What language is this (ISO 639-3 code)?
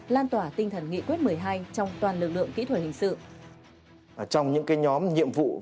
vie